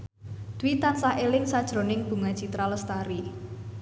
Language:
Javanese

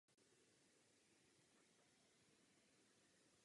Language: Czech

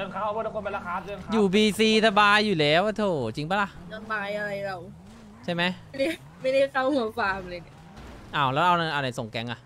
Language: Thai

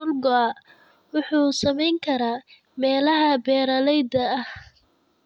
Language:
Somali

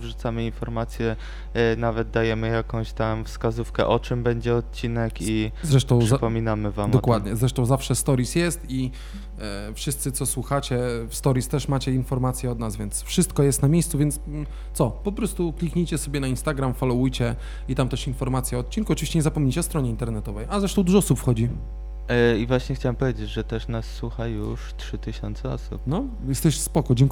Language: Polish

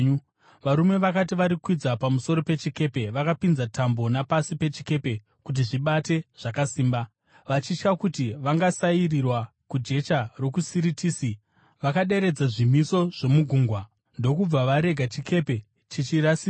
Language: Shona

